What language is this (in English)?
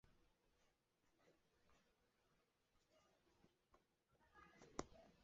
Chinese